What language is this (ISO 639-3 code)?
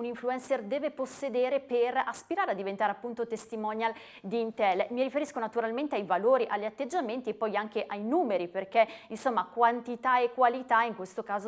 ita